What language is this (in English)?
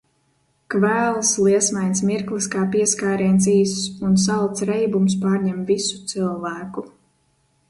Latvian